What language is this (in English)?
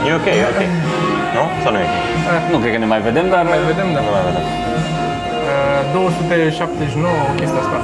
Romanian